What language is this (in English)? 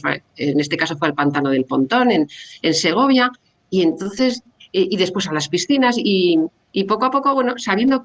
Spanish